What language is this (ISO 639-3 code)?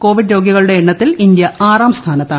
mal